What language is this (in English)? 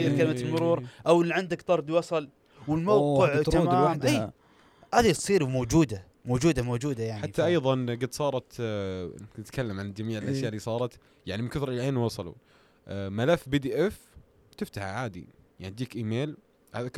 Arabic